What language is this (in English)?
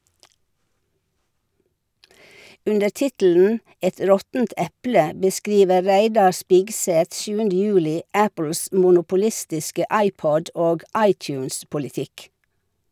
Norwegian